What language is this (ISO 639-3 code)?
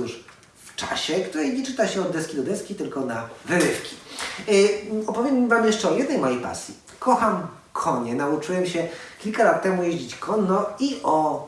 pol